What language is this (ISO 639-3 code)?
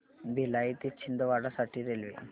mar